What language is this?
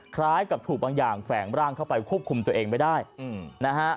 Thai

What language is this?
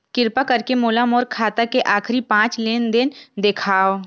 Chhattisgarhi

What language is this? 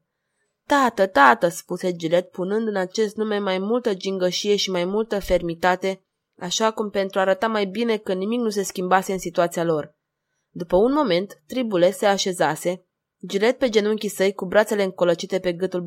Romanian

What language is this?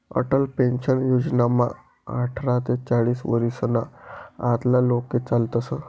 Marathi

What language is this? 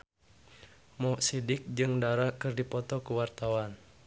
Sundanese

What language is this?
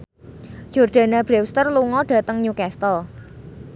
Javanese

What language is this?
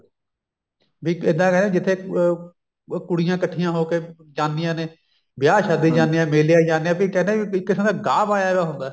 Punjabi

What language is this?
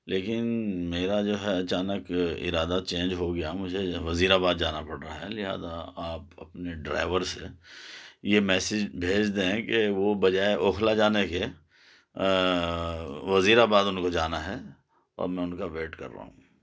Urdu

